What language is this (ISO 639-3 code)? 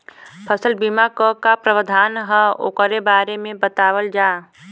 bho